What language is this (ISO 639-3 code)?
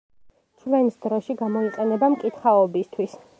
kat